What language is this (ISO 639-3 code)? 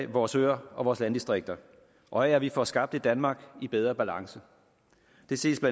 dan